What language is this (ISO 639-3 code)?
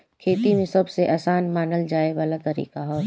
bho